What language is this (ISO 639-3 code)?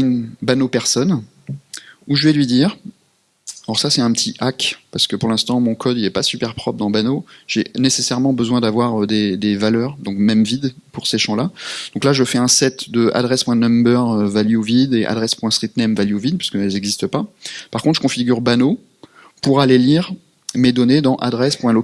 fra